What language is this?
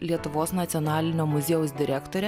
Lithuanian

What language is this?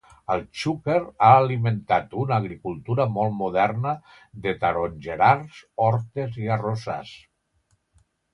Catalan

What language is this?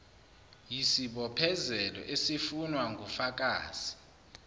Zulu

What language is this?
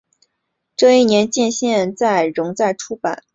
Chinese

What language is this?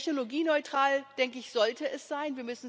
German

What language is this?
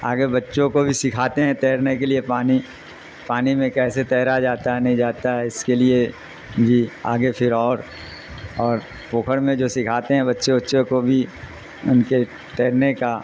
Urdu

